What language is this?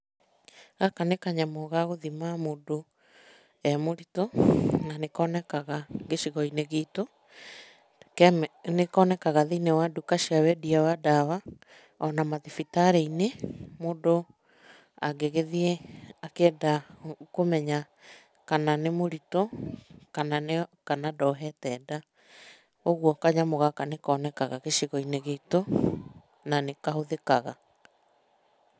Kikuyu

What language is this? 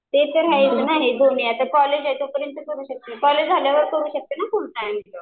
Marathi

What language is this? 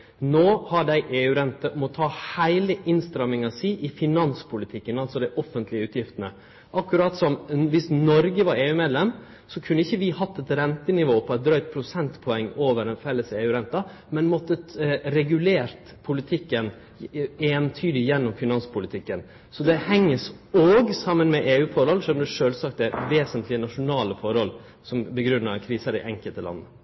Norwegian Nynorsk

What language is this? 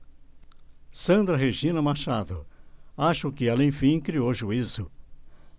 Portuguese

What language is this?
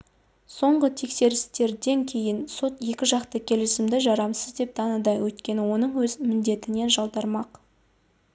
Kazakh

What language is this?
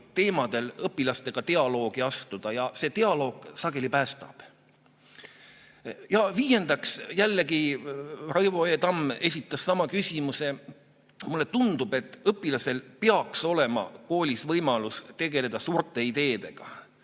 Estonian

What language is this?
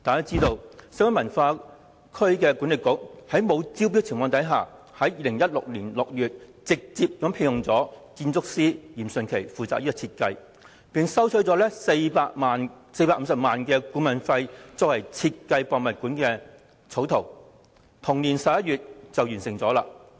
Cantonese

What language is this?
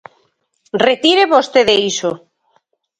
Galician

